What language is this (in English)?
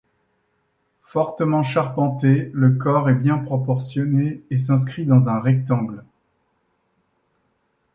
French